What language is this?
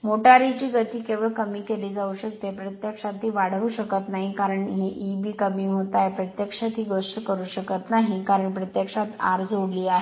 Marathi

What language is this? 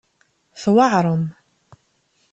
Kabyle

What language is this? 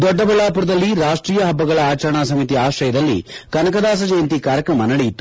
Kannada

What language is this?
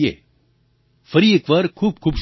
Gujarati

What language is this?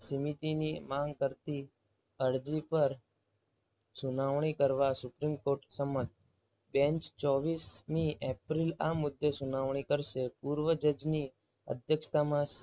Gujarati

